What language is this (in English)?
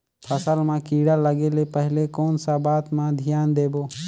Chhattisgarhi